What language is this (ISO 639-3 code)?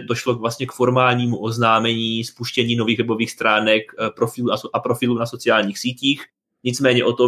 ces